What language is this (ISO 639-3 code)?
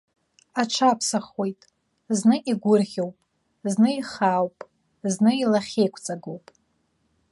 abk